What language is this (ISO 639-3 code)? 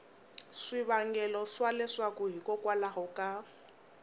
tso